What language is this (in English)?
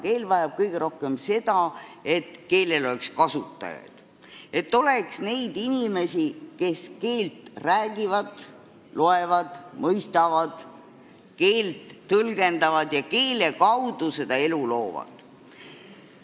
Estonian